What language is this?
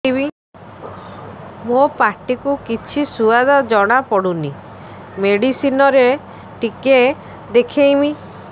Odia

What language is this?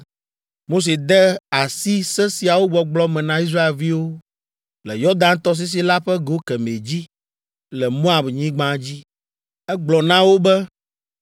Ewe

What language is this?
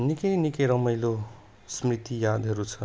Nepali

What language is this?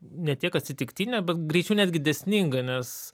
Lithuanian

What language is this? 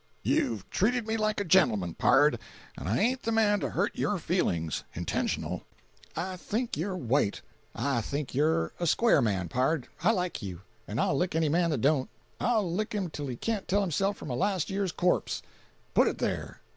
English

